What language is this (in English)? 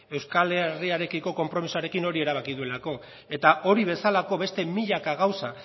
Basque